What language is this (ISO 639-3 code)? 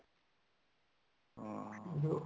pan